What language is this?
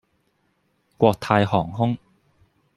Cantonese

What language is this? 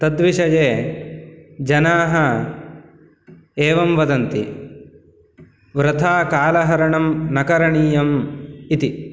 Sanskrit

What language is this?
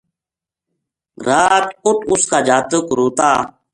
Gujari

